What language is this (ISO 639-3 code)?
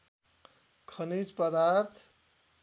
nep